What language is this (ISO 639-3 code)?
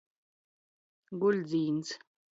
ltg